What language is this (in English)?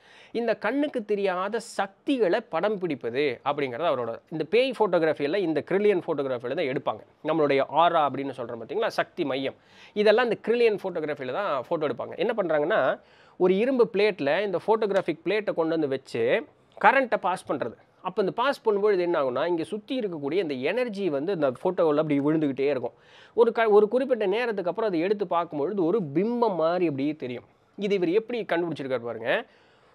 Tamil